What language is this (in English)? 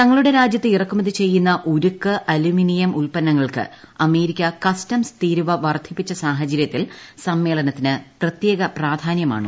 Malayalam